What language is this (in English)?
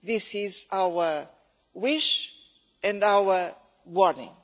English